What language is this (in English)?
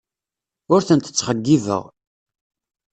Kabyle